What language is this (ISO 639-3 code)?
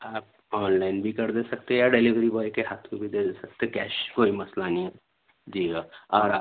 urd